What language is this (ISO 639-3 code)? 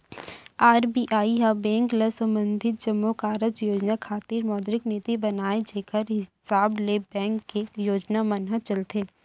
hne